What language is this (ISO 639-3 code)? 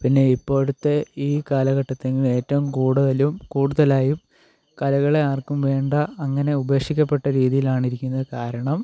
mal